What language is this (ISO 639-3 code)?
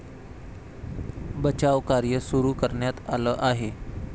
mar